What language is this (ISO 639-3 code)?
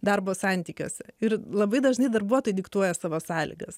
lit